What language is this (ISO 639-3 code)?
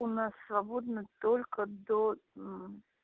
rus